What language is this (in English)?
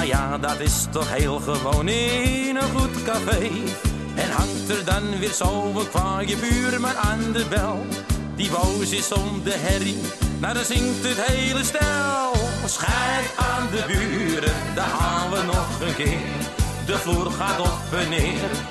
Dutch